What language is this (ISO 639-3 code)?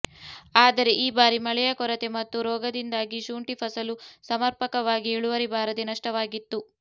kan